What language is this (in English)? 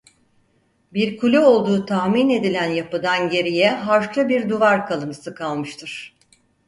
Turkish